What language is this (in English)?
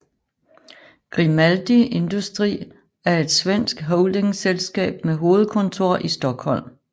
Danish